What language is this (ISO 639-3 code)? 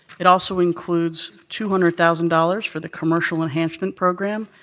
eng